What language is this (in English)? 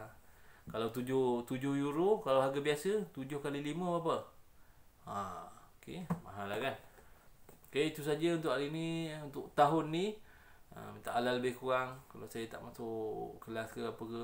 Malay